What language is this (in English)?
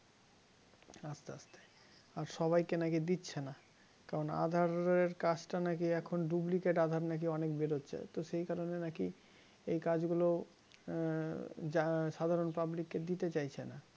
Bangla